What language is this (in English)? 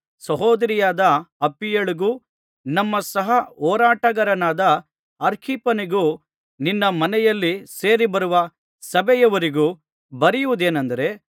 Kannada